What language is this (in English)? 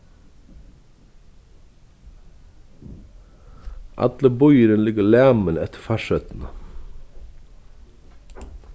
Faroese